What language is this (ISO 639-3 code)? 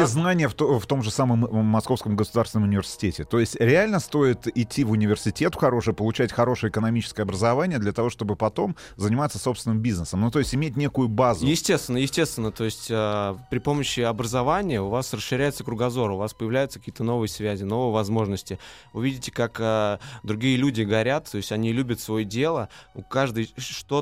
rus